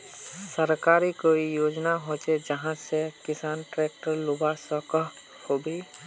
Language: Magahi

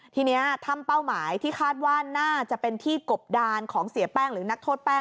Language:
Thai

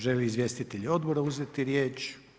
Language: Croatian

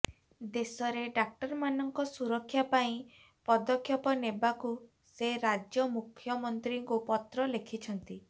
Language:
Odia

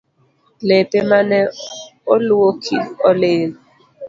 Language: Luo (Kenya and Tanzania)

